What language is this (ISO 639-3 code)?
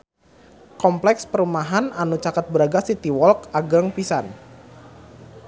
sun